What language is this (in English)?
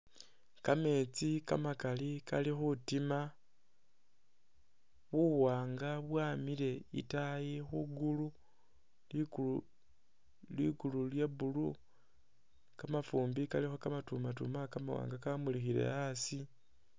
Masaaba